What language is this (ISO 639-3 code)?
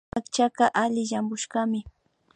qvi